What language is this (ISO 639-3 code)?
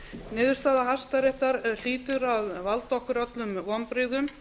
isl